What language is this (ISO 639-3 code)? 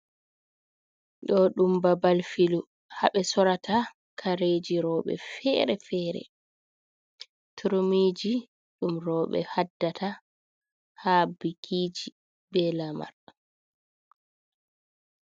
ful